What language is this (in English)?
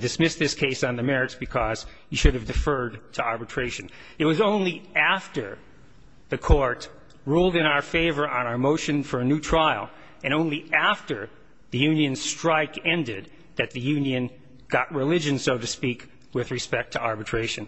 English